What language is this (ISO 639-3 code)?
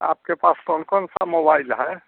hin